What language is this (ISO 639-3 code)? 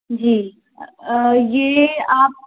hin